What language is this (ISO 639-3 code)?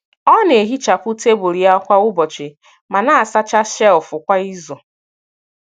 ibo